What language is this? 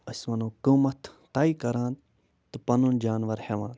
Kashmiri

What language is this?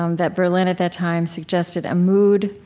English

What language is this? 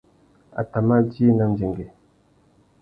Tuki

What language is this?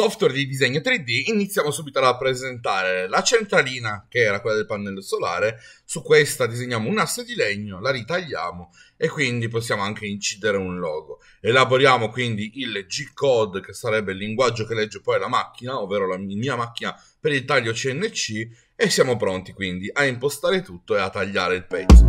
Italian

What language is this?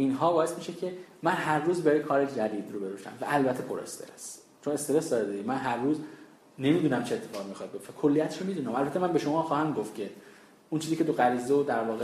Persian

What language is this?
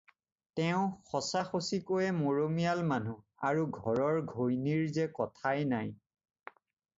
Assamese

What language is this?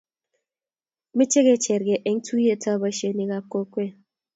Kalenjin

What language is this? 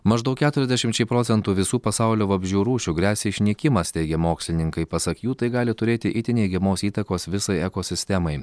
Lithuanian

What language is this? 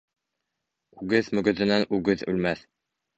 Bashkir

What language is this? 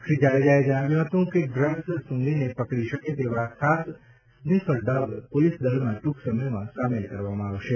Gujarati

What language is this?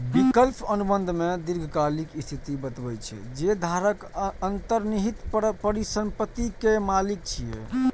Maithili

